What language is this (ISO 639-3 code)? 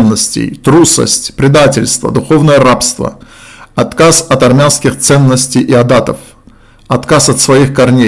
rus